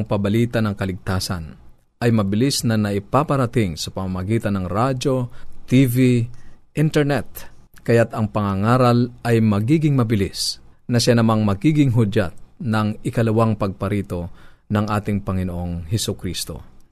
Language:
Filipino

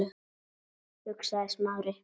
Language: Icelandic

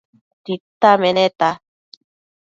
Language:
Matsés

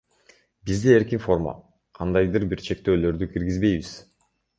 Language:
Kyrgyz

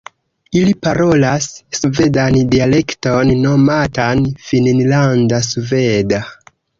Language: Esperanto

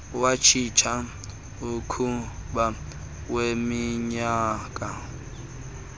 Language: Xhosa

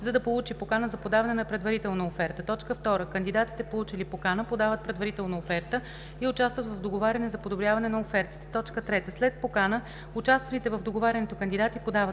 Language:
Bulgarian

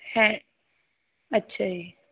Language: Punjabi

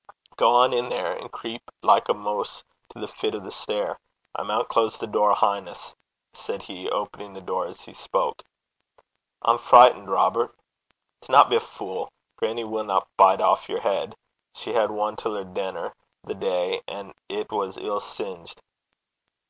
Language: English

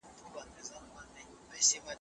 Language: Pashto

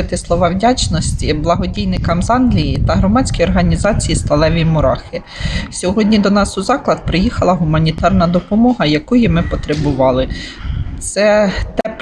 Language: Ukrainian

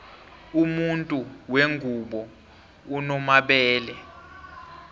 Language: South Ndebele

